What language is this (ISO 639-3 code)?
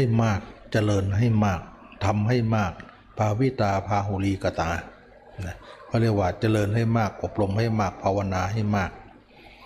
tha